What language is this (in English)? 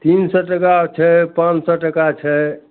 Maithili